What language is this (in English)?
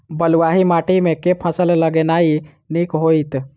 Maithili